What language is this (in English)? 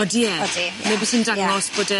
Welsh